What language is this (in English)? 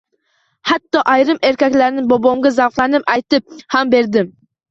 Uzbek